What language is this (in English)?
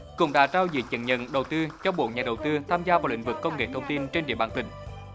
Vietnamese